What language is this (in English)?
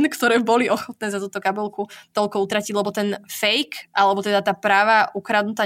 Slovak